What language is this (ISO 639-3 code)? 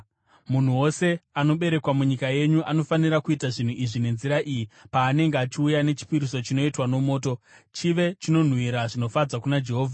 sna